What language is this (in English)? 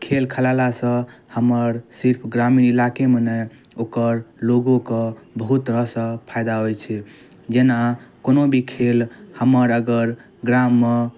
Maithili